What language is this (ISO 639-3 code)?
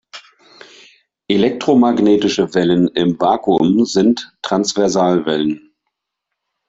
deu